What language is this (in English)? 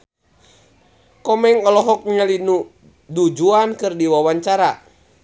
Sundanese